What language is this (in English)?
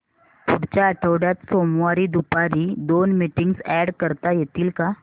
Marathi